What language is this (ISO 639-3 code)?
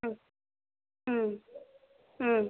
tam